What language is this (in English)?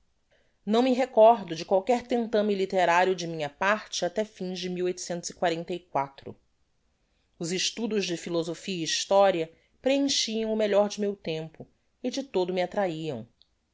Portuguese